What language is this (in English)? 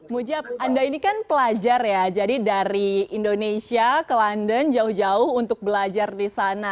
Indonesian